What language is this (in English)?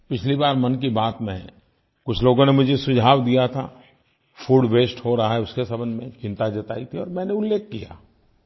Hindi